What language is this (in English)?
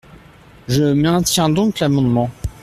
French